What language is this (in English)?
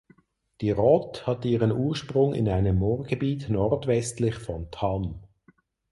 German